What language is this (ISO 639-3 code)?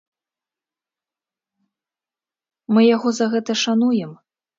bel